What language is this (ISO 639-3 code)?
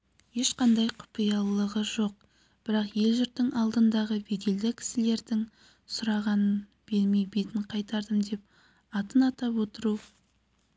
kaz